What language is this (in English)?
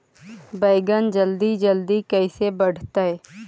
Magahi